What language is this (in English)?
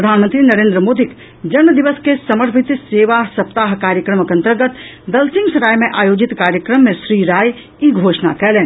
Maithili